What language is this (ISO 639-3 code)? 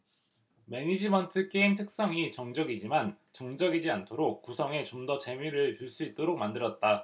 kor